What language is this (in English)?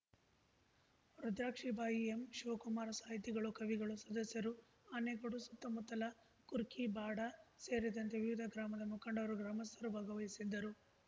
Kannada